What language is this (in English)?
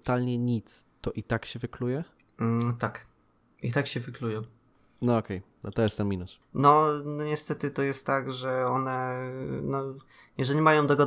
Polish